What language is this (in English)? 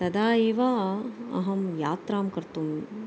Sanskrit